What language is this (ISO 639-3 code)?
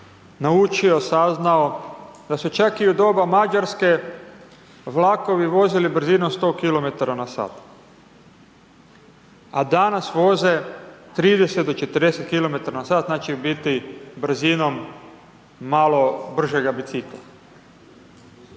hrv